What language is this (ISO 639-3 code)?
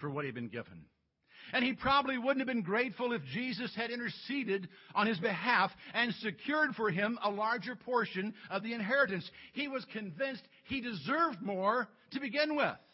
eng